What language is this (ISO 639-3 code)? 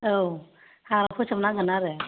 brx